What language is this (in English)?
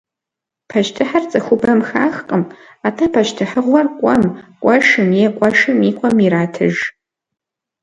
Kabardian